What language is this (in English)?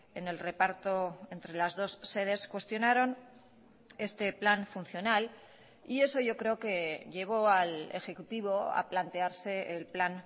Spanish